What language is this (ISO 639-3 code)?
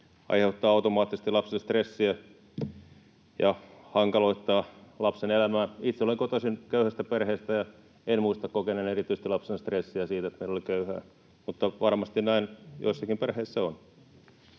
fin